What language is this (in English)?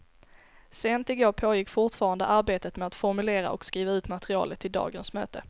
Swedish